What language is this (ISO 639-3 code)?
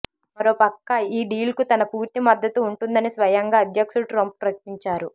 tel